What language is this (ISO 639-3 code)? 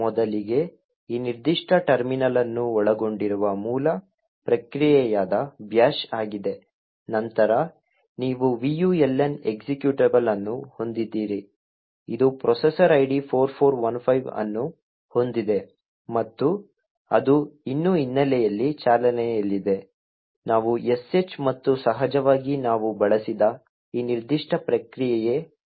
kan